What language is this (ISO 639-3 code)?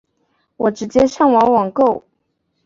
zho